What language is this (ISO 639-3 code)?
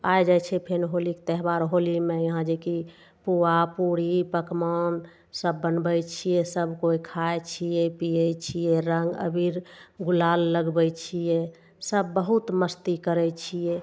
mai